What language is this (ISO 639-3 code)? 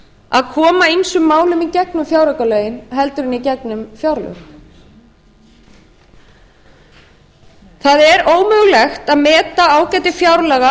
isl